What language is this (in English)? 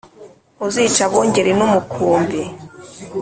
Kinyarwanda